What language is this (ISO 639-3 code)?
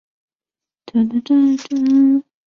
zho